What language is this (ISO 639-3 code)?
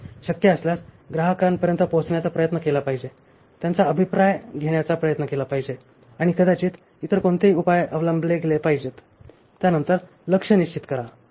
mar